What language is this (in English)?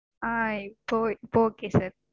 Tamil